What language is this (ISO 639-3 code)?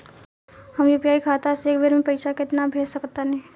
bho